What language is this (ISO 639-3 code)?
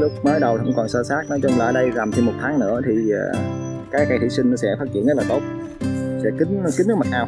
vie